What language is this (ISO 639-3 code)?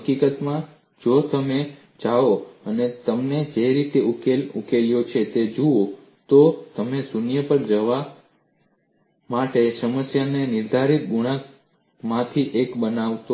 guj